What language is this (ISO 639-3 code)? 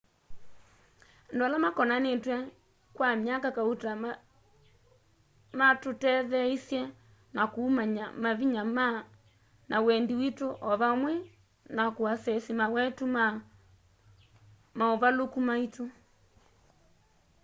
kam